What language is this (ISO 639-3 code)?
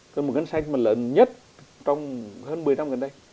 vie